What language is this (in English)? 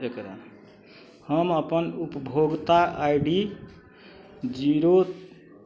Maithili